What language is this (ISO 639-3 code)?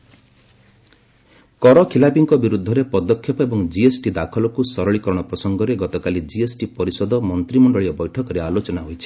ori